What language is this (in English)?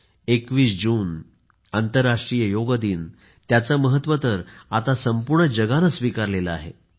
Marathi